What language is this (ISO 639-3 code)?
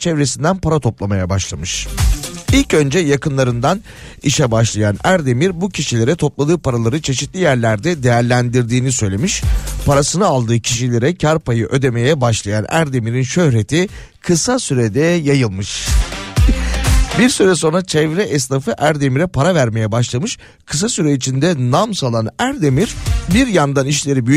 tur